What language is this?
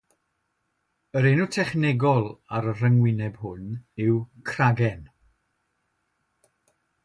Welsh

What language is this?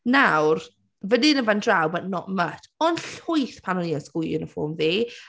Welsh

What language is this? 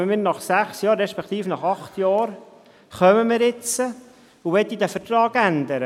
Swiss German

